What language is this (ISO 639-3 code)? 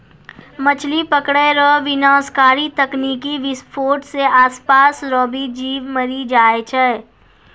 mai